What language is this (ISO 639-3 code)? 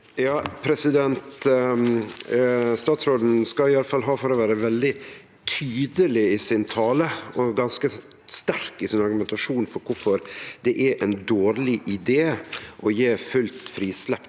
nor